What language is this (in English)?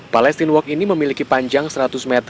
Indonesian